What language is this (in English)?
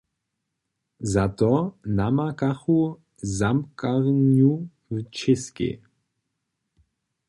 Upper Sorbian